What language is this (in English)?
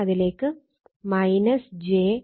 Malayalam